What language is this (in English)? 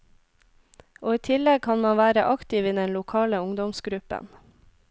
Norwegian